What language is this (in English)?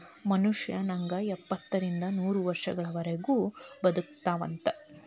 Kannada